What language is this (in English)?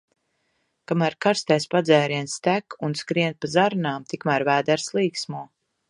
Latvian